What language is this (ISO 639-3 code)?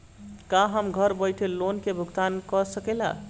bho